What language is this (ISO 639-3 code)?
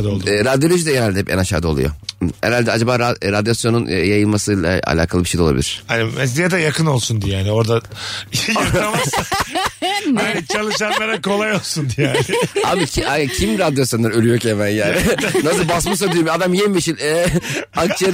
tur